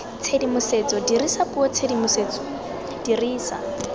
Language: Tswana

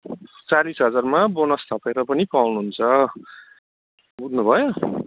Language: Nepali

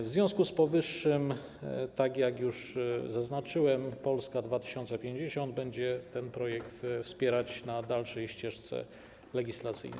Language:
Polish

